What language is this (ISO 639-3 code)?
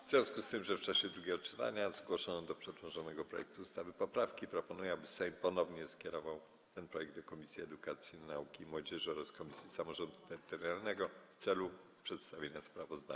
pol